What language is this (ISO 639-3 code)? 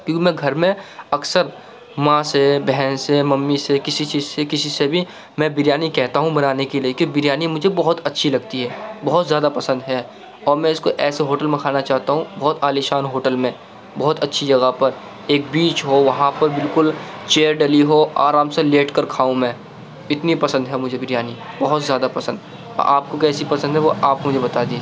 urd